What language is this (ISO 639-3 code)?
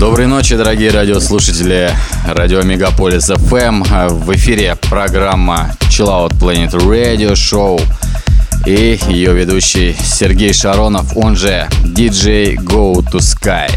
rus